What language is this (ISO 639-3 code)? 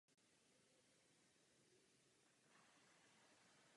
ces